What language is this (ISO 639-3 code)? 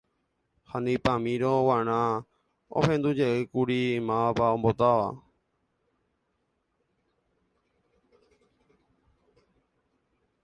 grn